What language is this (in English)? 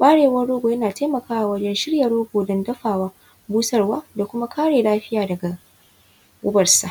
Hausa